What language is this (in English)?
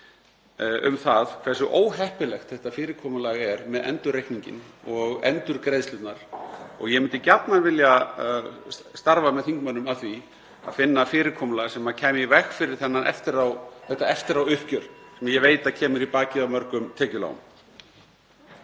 Icelandic